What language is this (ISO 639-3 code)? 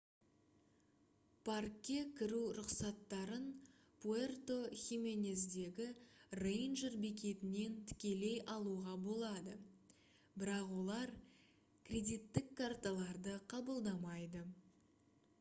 kaz